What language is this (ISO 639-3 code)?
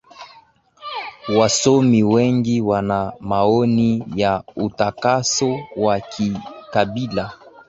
swa